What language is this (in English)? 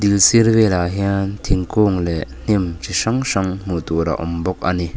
Mizo